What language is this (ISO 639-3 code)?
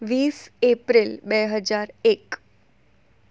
guj